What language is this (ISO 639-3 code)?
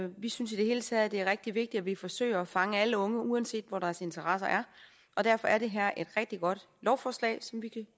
dan